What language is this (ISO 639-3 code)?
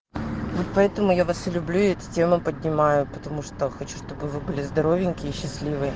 rus